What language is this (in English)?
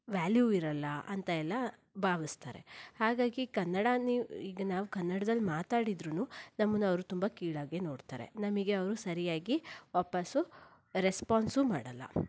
Kannada